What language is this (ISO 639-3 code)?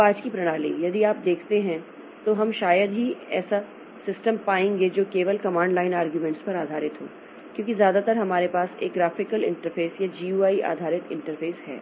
hin